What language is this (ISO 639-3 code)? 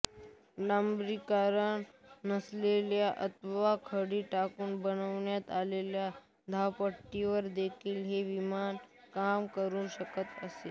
mar